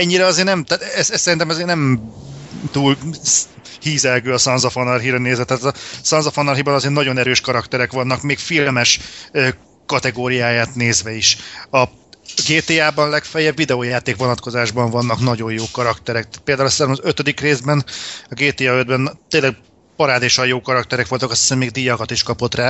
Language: Hungarian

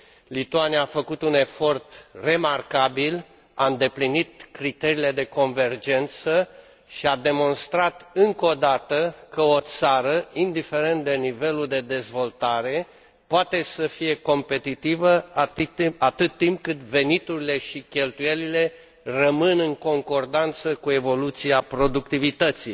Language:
Romanian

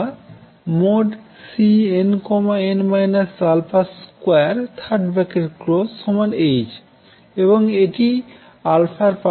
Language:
Bangla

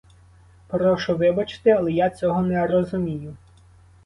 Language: Ukrainian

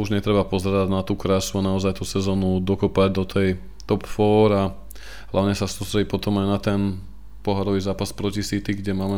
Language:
Slovak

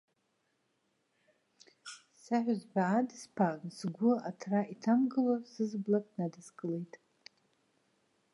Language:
Abkhazian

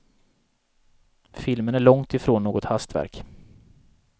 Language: Swedish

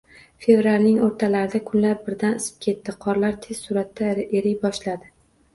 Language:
Uzbek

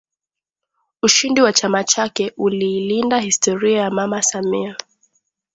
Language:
Swahili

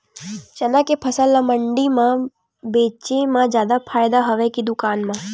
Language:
Chhattisgarhi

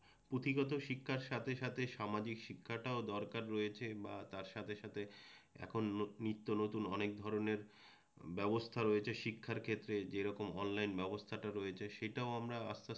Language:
Bangla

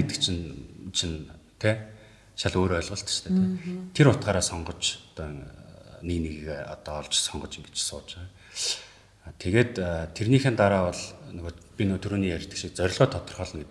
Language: Turkish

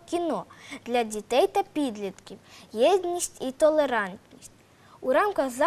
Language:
Ukrainian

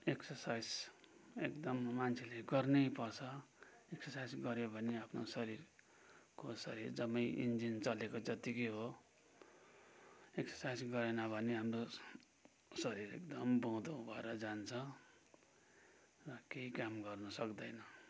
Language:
Nepali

